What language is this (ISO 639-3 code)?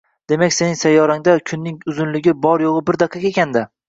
uzb